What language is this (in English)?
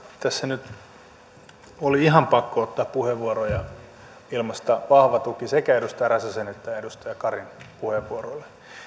Finnish